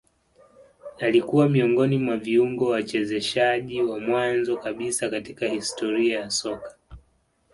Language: Swahili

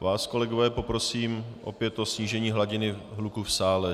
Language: Czech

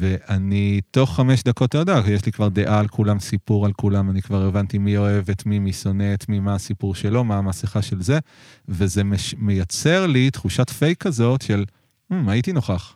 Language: Hebrew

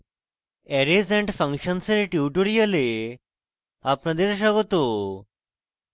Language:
Bangla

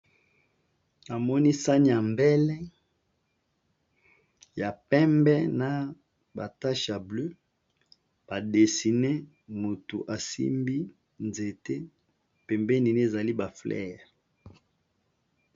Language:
Lingala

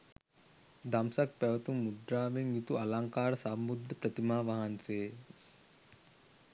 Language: Sinhala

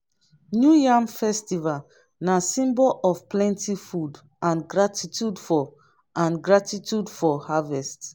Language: Nigerian Pidgin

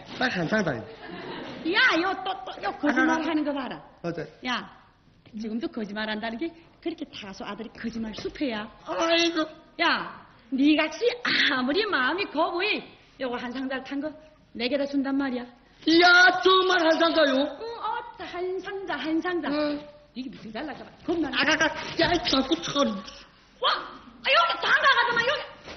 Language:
Korean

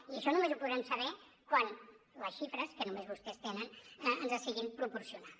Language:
Catalan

